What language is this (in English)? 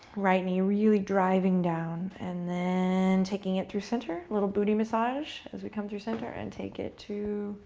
English